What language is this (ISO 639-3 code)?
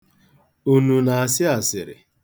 ibo